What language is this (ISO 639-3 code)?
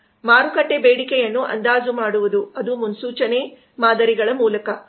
kan